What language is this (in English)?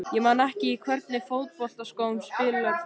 Icelandic